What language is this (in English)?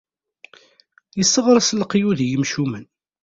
Kabyle